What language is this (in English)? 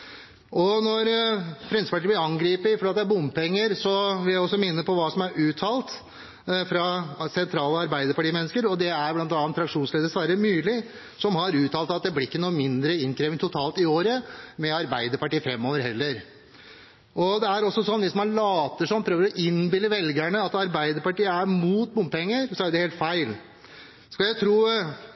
Norwegian Bokmål